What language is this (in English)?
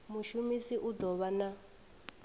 Venda